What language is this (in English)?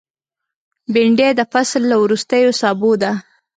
Pashto